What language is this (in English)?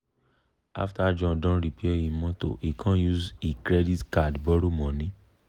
Nigerian Pidgin